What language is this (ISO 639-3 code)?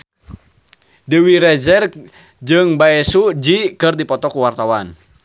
sun